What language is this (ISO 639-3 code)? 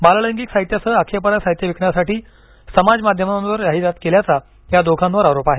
mar